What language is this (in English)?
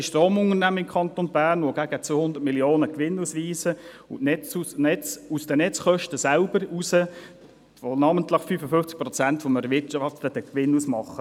Swiss German